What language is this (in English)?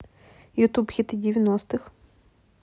Russian